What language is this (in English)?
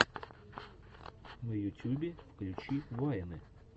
Russian